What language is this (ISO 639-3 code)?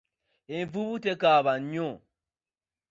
lug